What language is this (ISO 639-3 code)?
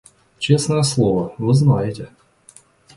rus